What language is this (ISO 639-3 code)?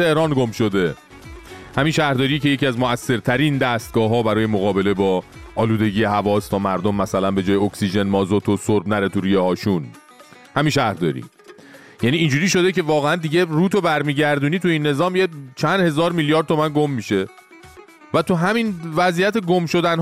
fas